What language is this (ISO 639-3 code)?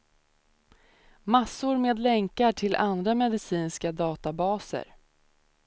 swe